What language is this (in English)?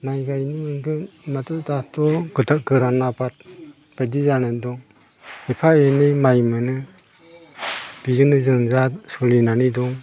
Bodo